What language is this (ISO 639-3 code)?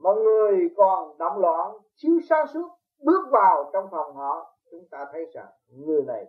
vie